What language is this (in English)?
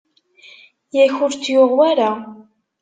Kabyle